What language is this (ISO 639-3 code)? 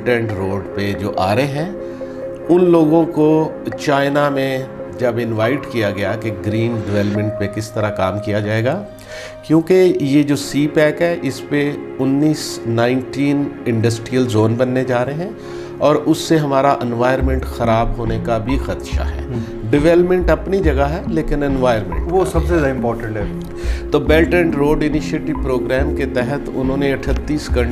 hin